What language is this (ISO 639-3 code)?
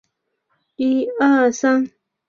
zho